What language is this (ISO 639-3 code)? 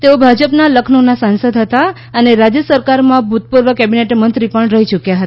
guj